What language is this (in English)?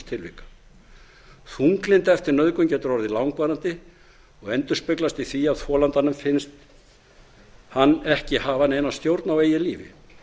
Icelandic